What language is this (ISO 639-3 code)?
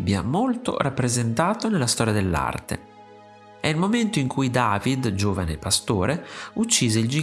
ita